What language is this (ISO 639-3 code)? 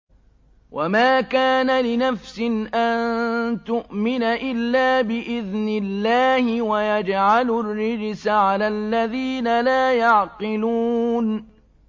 ara